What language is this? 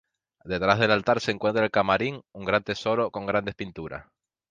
Spanish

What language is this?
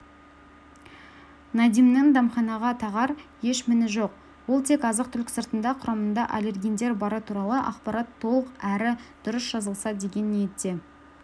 Kazakh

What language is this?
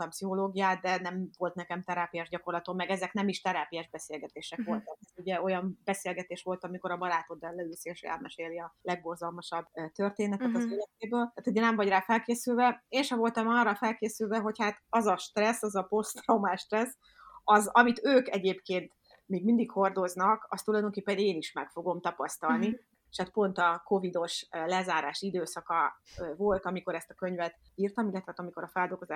Hungarian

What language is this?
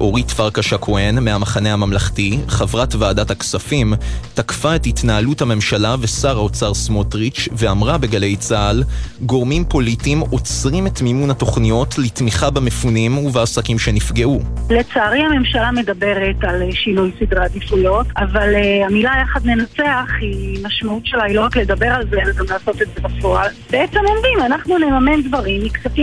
Hebrew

